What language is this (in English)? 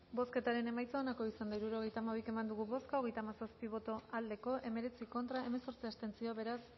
Basque